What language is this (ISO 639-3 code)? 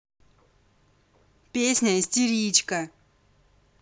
rus